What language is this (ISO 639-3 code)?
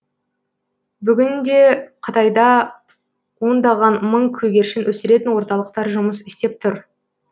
kaz